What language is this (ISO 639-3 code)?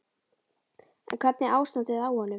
isl